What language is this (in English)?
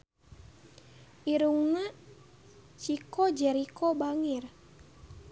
Sundanese